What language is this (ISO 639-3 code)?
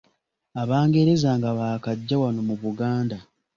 lug